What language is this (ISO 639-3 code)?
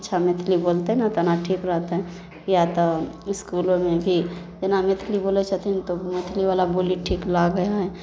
mai